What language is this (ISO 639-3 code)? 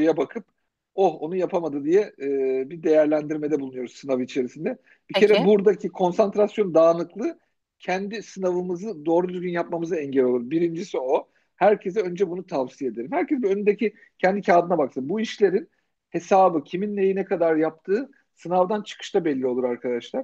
tur